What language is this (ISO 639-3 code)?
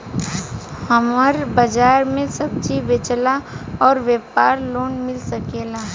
bho